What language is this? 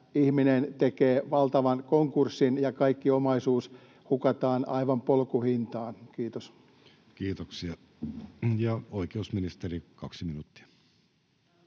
Finnish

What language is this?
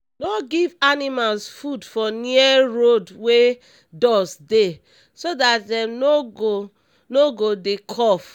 Nigerian Pidgin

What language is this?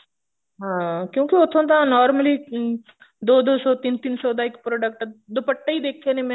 Punjabi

